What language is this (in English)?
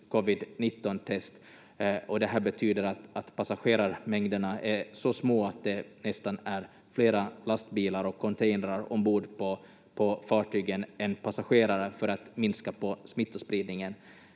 Finnish